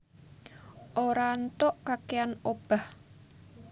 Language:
Javanese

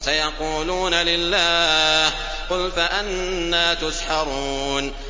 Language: Arabic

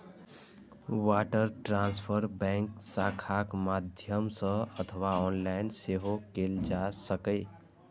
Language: Maithili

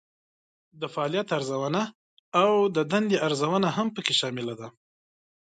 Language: Pashto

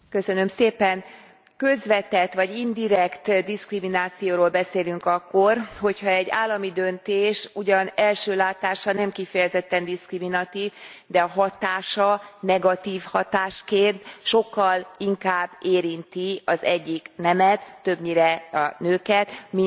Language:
Hungarian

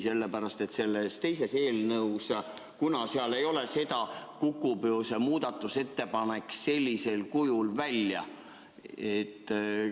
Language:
Estonian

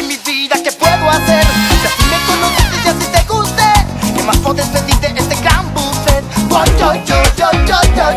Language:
Italian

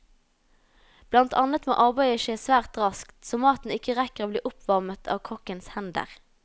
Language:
Norwegian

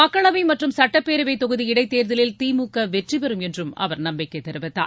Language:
Tamil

